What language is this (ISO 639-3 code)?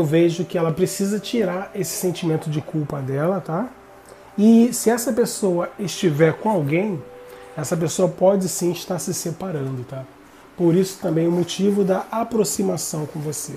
por